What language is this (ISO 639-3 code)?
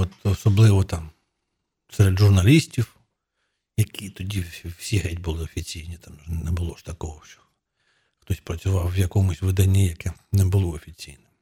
ukr